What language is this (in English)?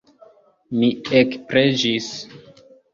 Esperanto